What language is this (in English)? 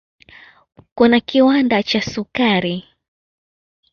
Swahili